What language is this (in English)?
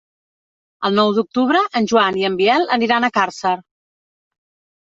Catalan